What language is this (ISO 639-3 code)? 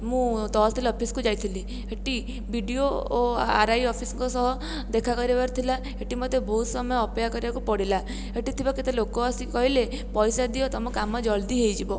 ori